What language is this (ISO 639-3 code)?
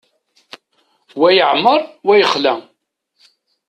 kab